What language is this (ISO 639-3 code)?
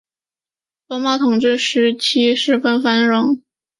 zho